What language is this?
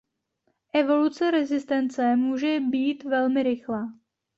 Czech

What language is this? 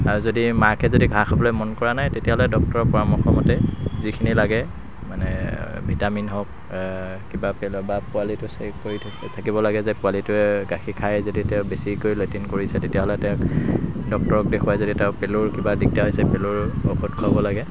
Assamese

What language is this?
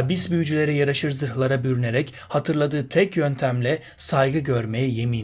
Turkish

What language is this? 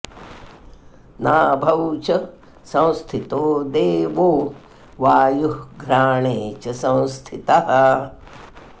Sanskrit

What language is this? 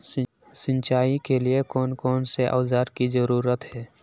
Magahi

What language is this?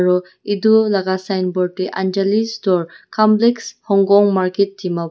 Naga Pidgin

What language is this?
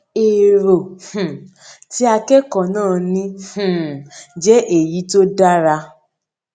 Yoruba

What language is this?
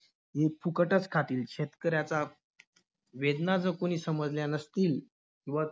Marathi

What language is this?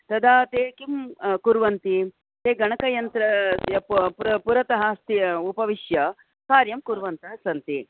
Sanskrit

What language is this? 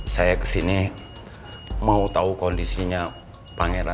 Indonesian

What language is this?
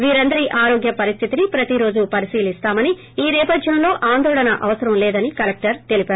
Telugu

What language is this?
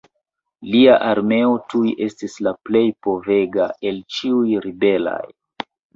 Esperanto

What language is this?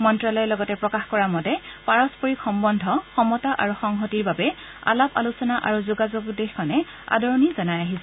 Assamese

